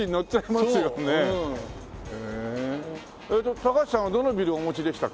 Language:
Japanese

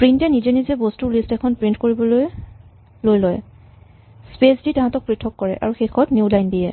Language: Assamese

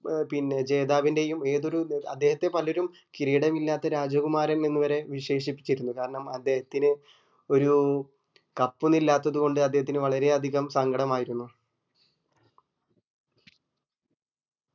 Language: Malayalam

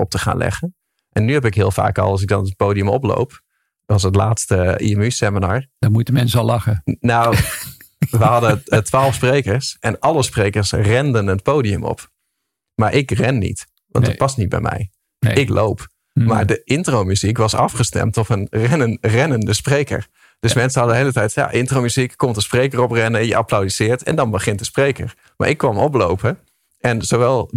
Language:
Dutch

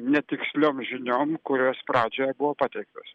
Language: Lithuanian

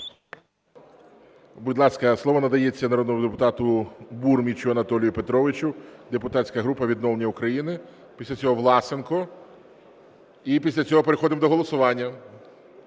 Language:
Ukrainian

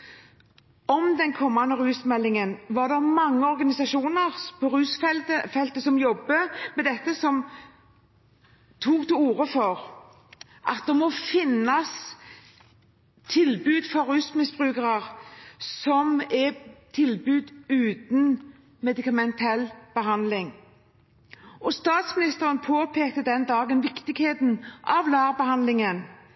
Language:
Norwegian Bokmål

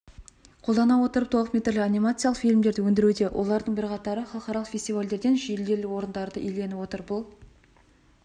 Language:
Kazakh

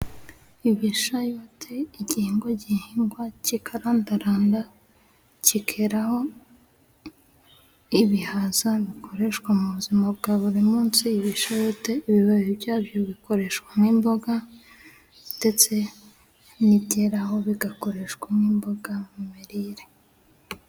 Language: Kinyarwanda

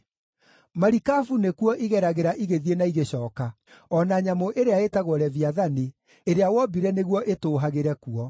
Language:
Kikuyu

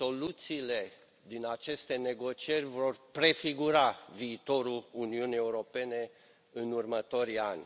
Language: Romanian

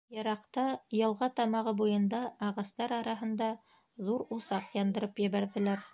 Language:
Bashkir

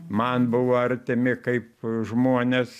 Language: Lithuanian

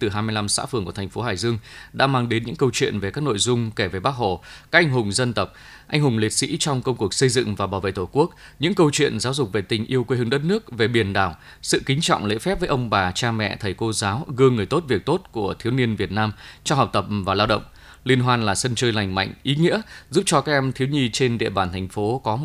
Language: Vietnamese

